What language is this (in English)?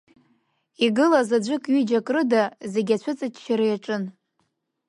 Abkhazian